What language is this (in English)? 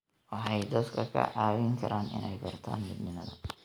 Somali